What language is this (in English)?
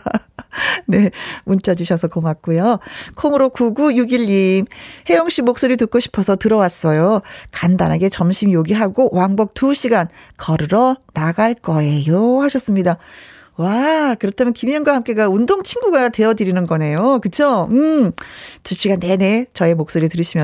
Korean